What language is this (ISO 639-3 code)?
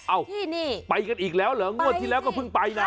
tha